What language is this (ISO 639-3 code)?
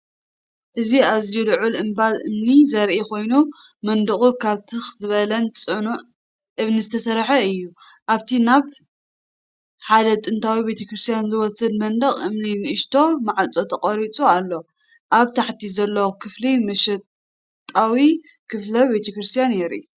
tir